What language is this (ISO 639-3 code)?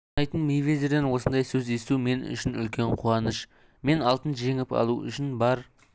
kaz